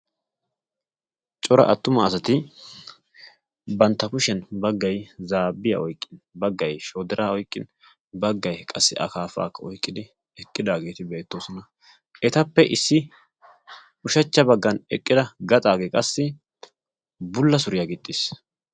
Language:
Wolaytta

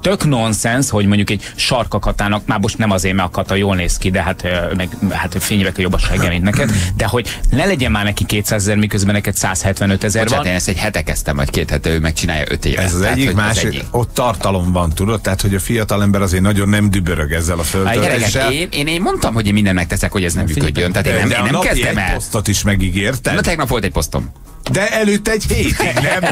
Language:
Hungarian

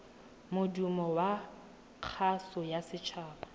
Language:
Tswana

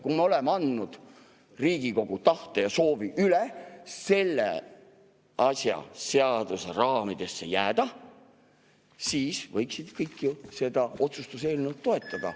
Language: Estonian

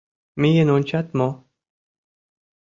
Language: Mari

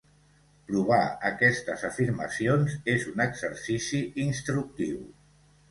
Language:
Catalan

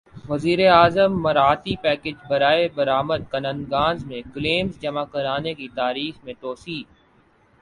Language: Urdu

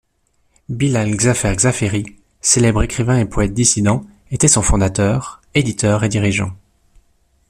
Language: French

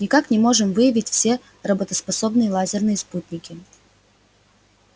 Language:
Russian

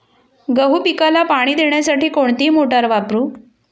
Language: Marathi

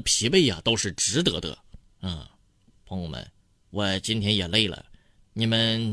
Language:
Chinese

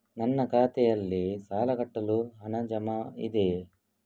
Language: Kannada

